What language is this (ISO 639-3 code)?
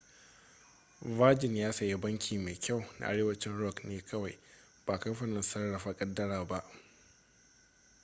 hau